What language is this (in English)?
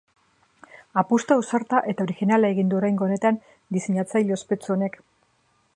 Basque